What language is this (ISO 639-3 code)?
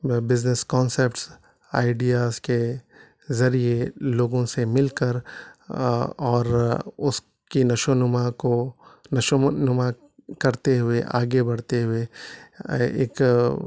urd